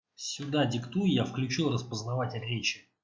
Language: Russian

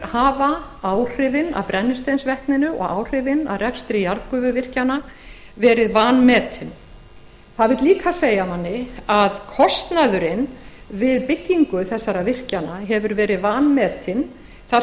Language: Icelandic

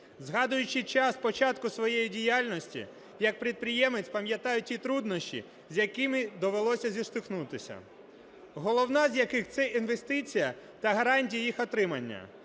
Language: Ukrainian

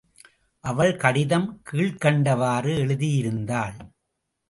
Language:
Tamil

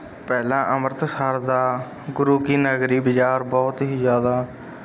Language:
Punjabi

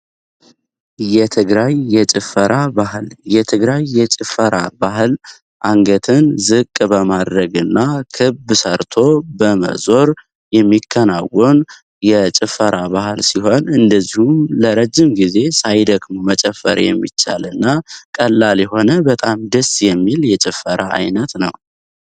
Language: Amharic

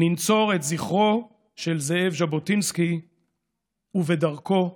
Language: Hebrew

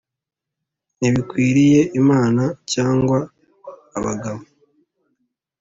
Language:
Kinyarwanda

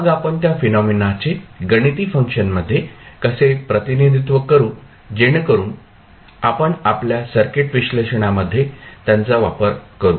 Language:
Marathi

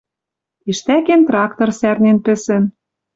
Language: Western Mari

